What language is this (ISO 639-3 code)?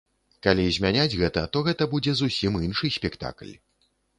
bel